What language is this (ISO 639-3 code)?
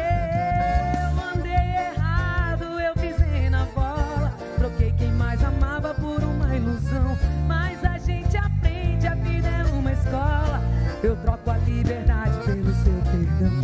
por